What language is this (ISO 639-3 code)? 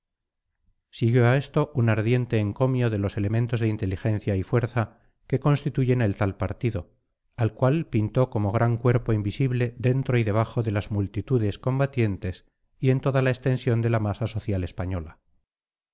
spa